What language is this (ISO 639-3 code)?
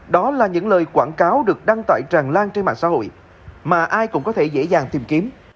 vie